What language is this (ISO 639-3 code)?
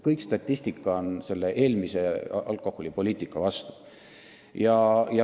est